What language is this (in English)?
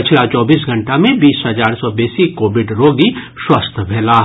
Maithili